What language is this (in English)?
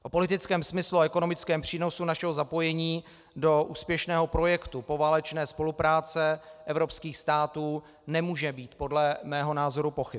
Czech